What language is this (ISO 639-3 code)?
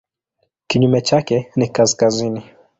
swa